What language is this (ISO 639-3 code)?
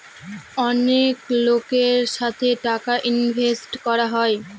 ben